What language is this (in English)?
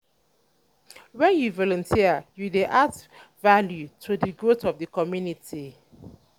Nigerian Pidgin